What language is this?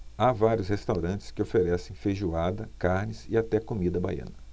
Portuguese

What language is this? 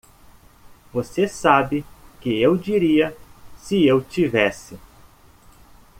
Portuguese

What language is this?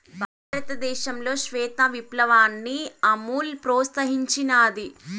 Telugu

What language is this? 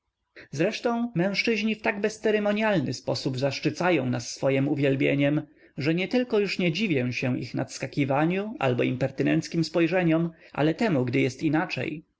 Polish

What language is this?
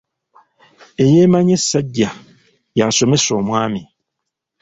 Ganda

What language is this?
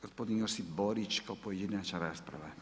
Croatian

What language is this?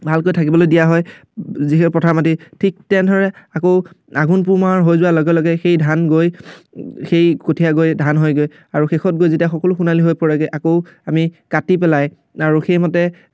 Assamese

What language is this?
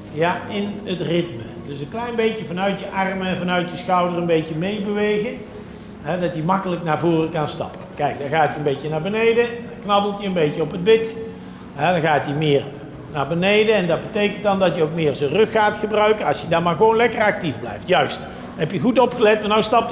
Dutch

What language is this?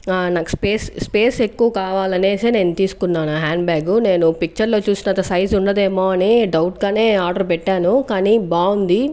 Telugu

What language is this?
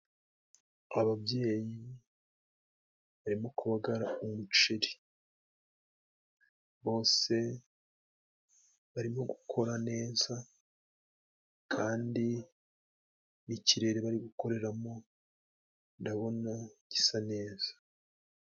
Kinyarwanda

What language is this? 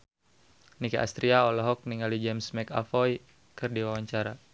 Sundanese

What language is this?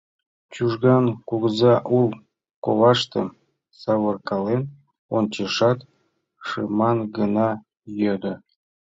Mari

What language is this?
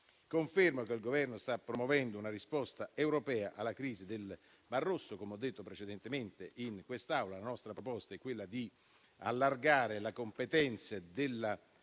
Italian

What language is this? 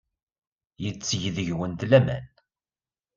Kabyle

